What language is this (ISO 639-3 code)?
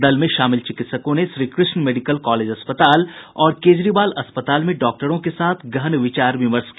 hin